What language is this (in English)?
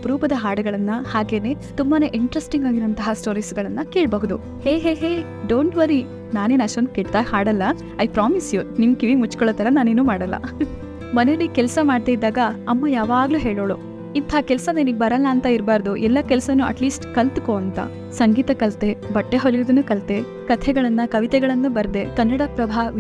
Kannada